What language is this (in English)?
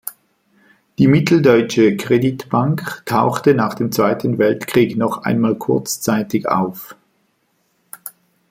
German